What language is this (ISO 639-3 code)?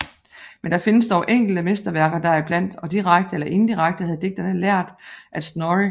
dan